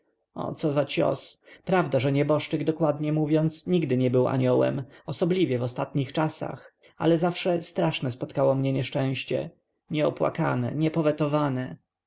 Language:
Polish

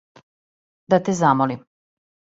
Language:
Serbian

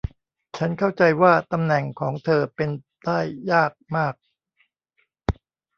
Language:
Thai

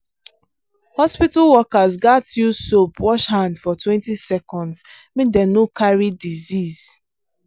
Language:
Nigerian Pidgin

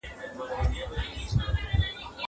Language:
Pashto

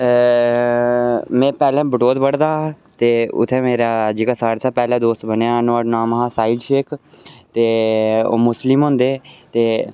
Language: Dogri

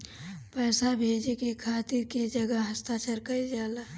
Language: Bhojpuri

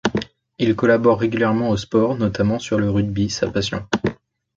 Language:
French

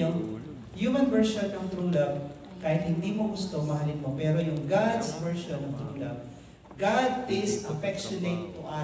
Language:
Filipino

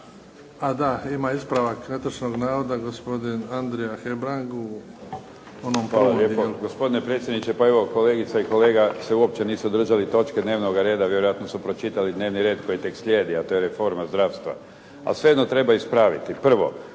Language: Croatian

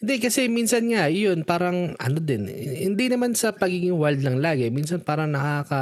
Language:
Filipino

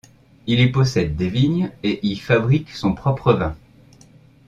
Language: French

